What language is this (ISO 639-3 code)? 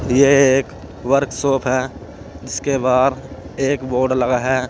hin